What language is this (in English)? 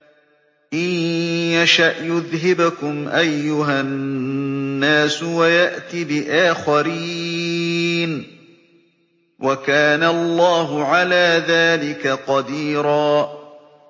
Arabic